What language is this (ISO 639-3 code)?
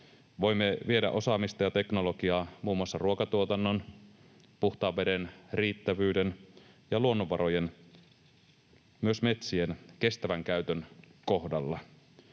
fin